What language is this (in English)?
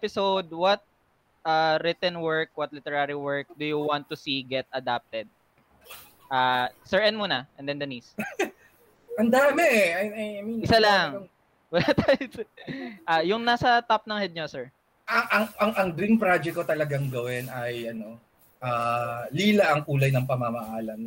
Filipino